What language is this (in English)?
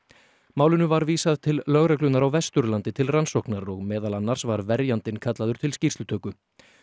Icelandic